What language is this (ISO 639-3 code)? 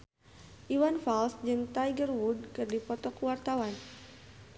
sun